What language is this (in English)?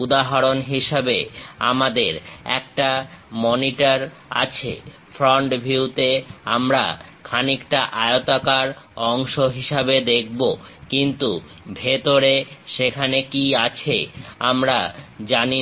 Bangla